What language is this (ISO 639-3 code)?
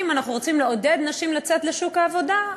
heb